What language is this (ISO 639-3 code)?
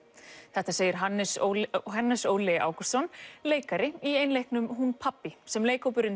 isl